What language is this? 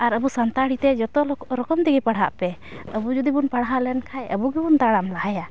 Santali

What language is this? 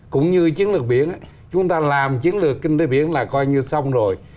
Vietnamese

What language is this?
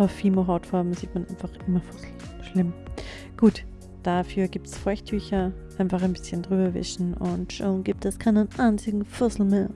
German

